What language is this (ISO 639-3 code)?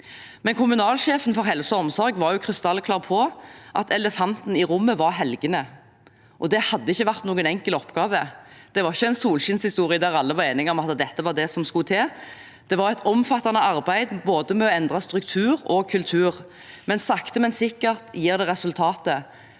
nor